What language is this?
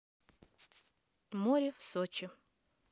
Russian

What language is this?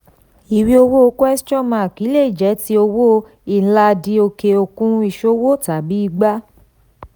Yoruba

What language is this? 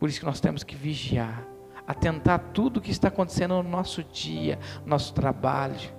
Portuguese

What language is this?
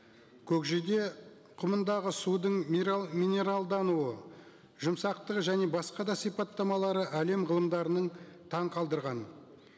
Kazakh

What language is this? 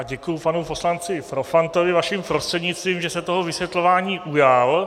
Czech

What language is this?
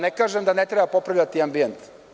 Serbian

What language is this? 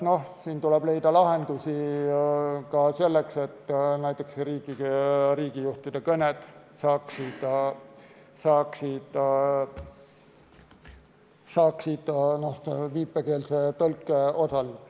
Estonian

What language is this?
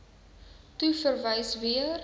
Afrikaans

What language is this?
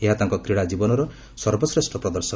Odia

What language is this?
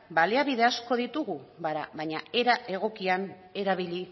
Basque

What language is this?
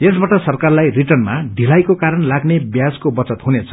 Nepali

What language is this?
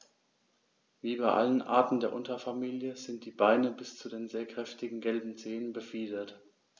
German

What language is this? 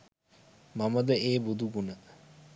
Sinhala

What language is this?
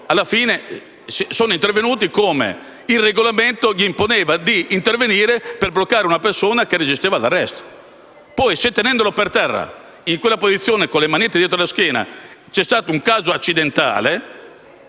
Italian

